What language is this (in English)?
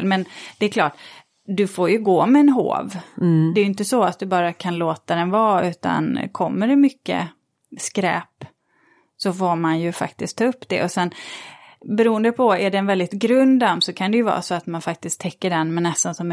Swedish